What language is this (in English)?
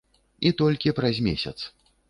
Belarusian